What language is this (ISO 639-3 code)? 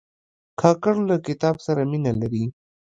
pus